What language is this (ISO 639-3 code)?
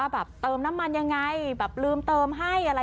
tha